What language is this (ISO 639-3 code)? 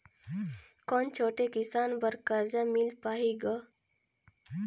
hne